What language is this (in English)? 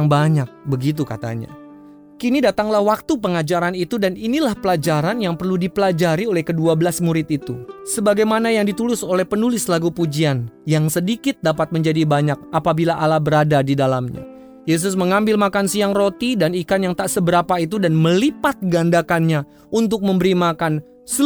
Indonesian